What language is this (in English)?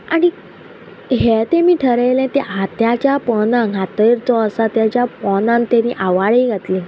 Konkani